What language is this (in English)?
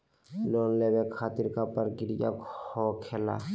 Magahi